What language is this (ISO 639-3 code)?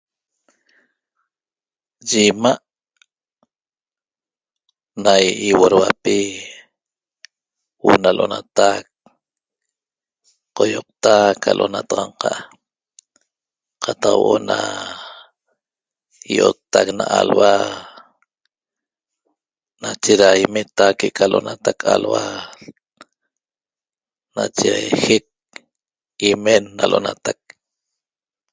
tob